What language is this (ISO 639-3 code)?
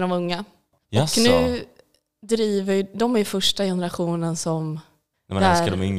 swe